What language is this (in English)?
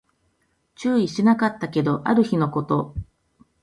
Japanese